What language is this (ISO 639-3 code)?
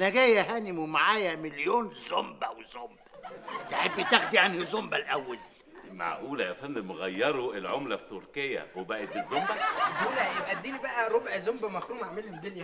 ara